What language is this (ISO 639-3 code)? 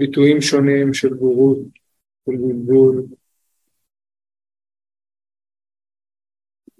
heb